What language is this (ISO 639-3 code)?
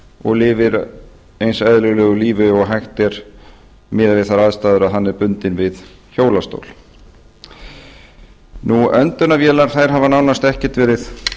isl